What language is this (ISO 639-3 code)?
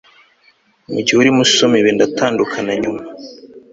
kin